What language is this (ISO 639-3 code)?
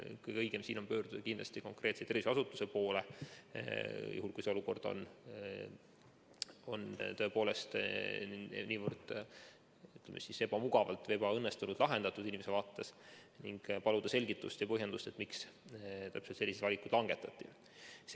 est